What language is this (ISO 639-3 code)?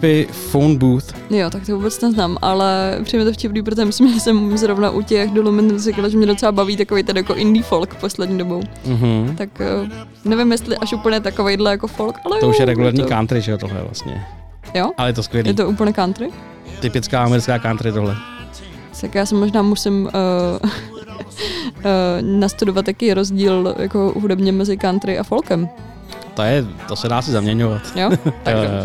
ces